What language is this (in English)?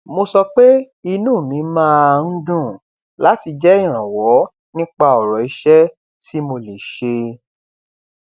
Yoruba